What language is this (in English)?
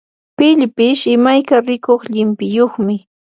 Yanahuanca Pasco Quechua